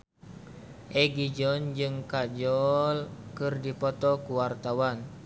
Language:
Sundanese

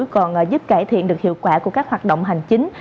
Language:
Vietnamese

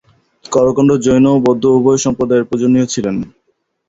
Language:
Bangla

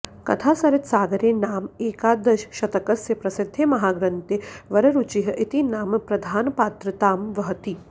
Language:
Sanskrit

